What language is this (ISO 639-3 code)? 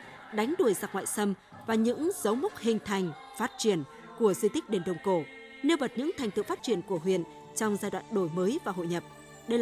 vie